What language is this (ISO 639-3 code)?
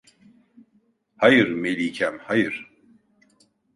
tur